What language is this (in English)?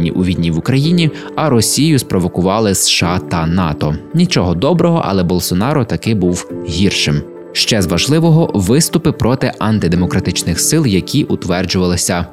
Ukrainian